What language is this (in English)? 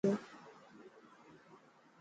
Dhatki